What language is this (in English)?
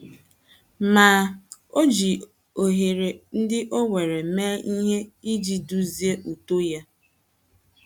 Igbo